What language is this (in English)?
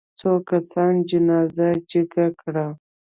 Pashto